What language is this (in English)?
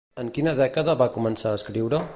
Catalan